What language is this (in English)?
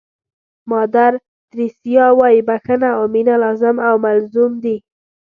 Pashto